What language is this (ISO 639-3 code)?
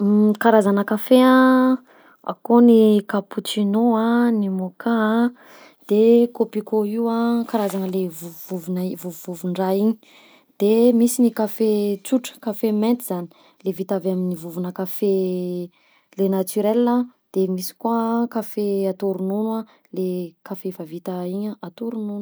bzc